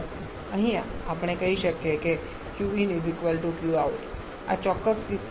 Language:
Gujarati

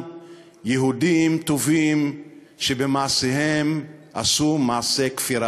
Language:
Hebrew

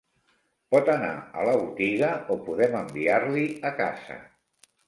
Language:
Catalan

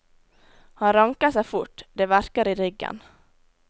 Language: Norwegian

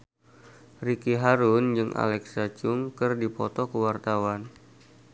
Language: Sundanese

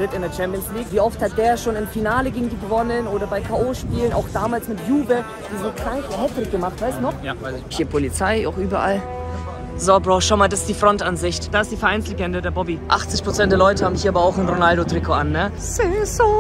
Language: German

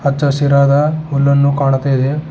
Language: Kannada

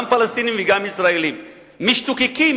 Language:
Hebrew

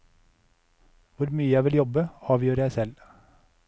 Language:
Norwegian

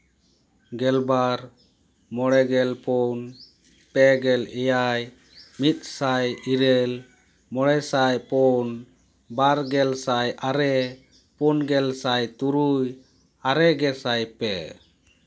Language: Santali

